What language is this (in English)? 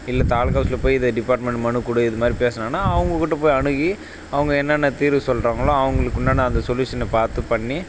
Tamil